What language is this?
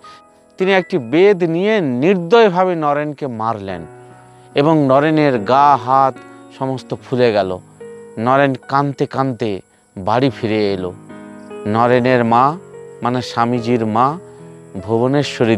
Korean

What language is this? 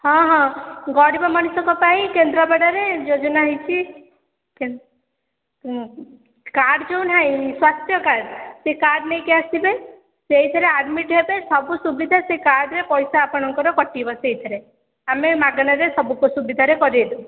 Odia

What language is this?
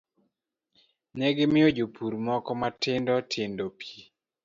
Luo (Kenya and Tanzania)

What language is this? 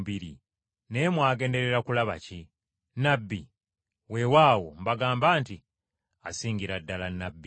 Ganda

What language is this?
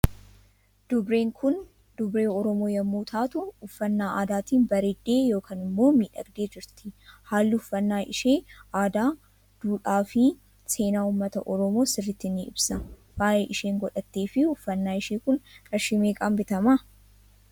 Oromo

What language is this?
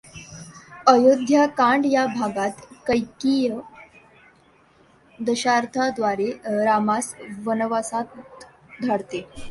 Marathi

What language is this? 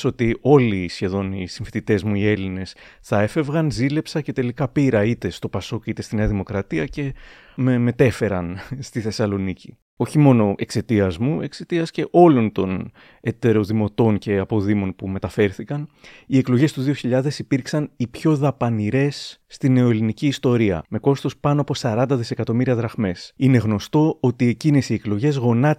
Greek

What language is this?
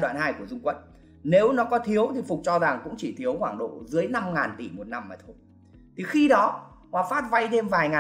Vietnamese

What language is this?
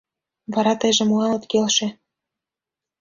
Mari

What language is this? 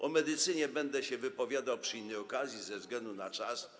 Polish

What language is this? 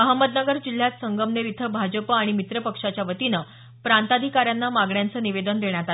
Marathi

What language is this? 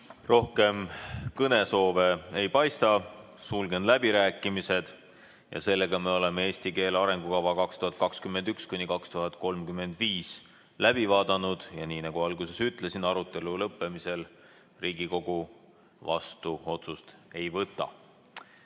Estonian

